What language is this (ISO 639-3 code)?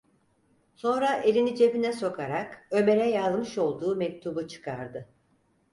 tur